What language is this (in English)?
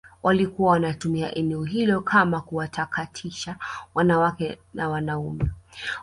Swahili